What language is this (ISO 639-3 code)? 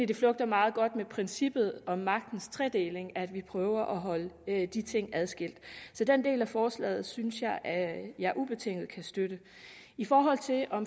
dan